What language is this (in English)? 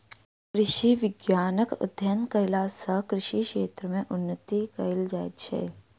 Maithili